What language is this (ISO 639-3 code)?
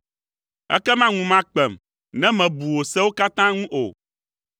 ewe